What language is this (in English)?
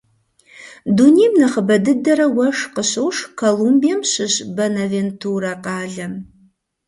Kabardian